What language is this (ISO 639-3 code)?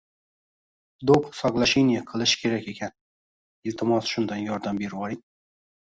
uzb